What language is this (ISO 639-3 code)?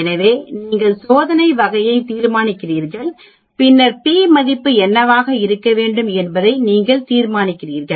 tam